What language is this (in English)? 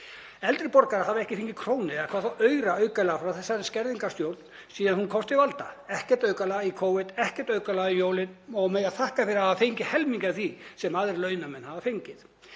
Icelandic